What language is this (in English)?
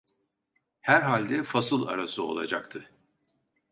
Turkish